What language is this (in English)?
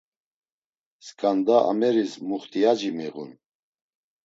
Laz